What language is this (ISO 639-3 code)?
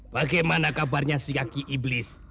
ind